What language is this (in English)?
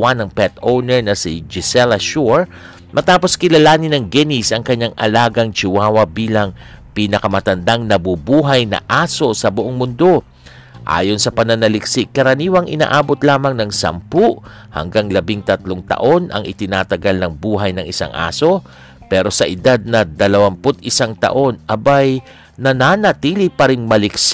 Filipino